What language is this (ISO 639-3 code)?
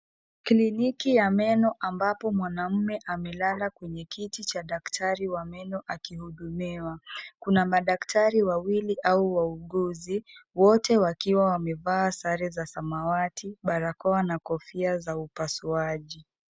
swa